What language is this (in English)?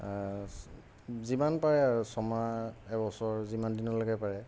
Assamese